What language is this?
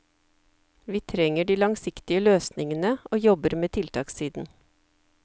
Norwegian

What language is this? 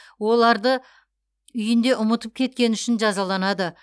Kazakh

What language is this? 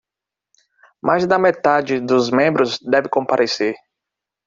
Portuguese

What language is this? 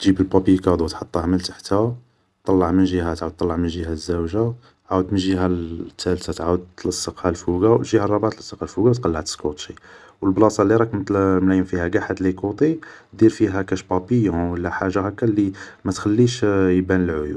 Algerian Arabic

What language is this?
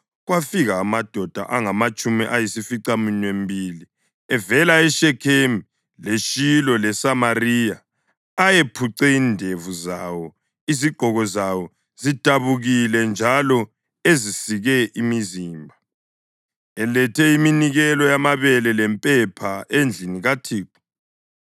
North Ndebele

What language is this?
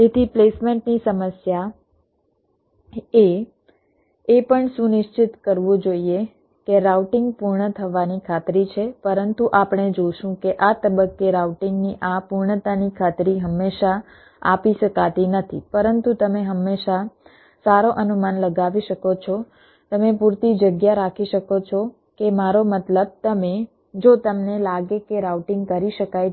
Gujarati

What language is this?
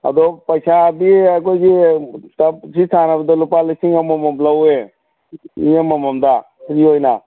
Manipuri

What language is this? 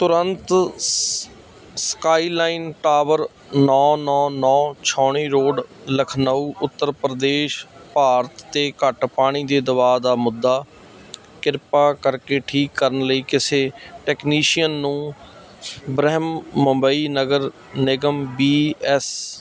Punjabi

